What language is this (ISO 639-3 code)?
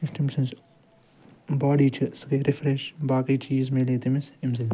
kas